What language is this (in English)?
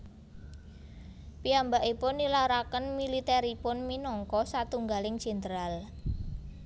Javanese